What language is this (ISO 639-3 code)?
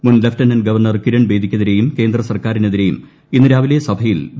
mal